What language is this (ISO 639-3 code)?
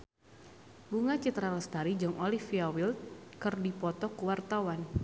sun